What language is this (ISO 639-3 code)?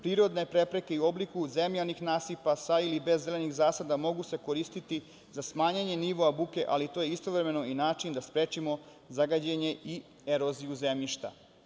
srp